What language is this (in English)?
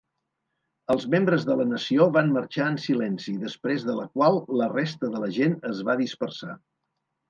Catalan